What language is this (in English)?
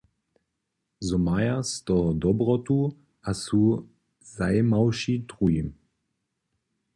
Upper Sorbian